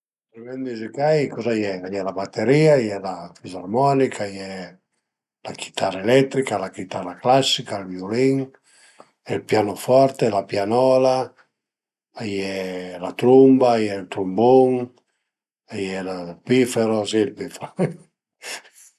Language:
Piedmontese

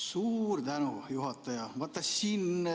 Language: Estonian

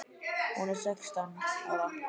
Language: Icelandic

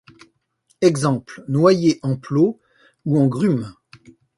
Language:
French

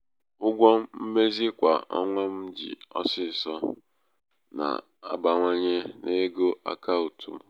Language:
Igbo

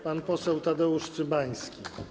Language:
Polish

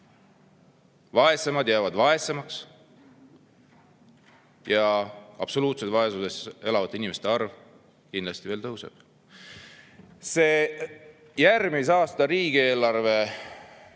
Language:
Estonian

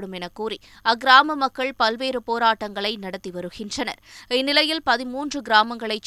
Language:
Tamil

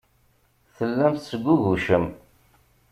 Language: Kabyle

